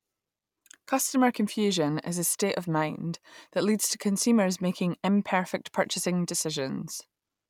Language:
English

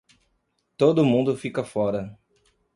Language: Portuguese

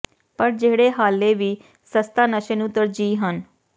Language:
Punjabi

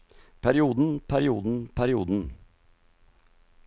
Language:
Norwegian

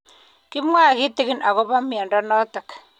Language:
Kalenjin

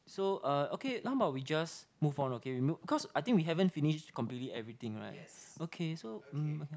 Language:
English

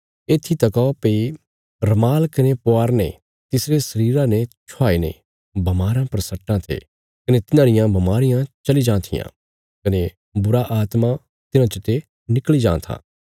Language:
Bilaspuri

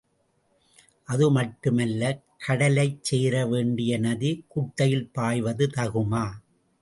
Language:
Tamil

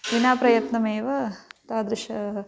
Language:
Sanskrit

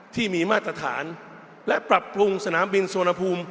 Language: Thai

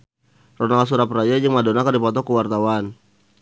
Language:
Sundanese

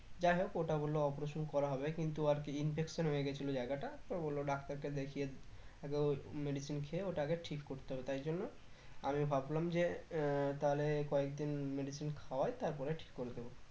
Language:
Bangla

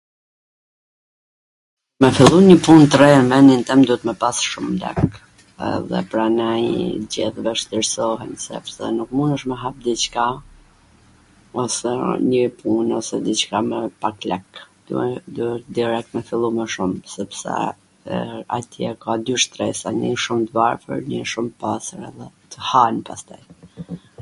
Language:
Gheg Albanian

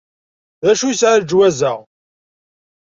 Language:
Kabyle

